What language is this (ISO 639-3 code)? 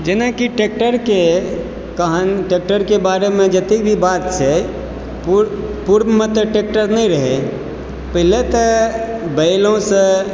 mai